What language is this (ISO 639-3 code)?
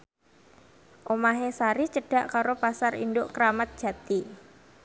jav